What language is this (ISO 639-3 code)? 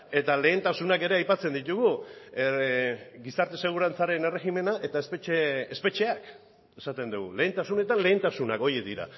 eus